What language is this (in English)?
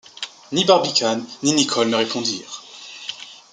French